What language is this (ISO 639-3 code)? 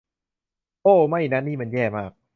tha